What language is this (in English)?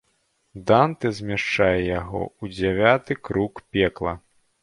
Belarusian